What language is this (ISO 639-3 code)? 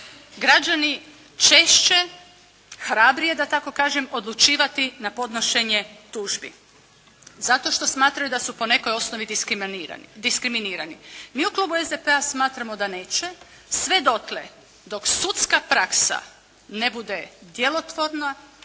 hrv